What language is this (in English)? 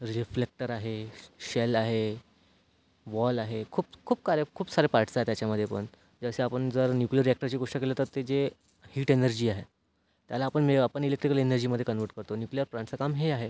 Marathi